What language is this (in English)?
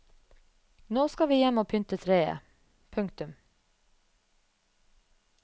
Norwegian